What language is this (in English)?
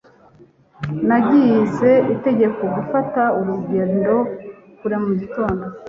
Kinyarwanda